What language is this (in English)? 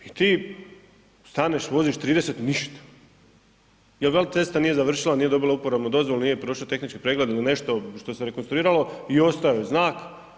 Croatian